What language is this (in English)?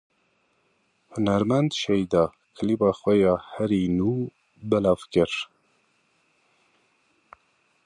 Kurdish